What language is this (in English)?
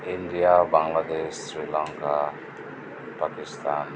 Santali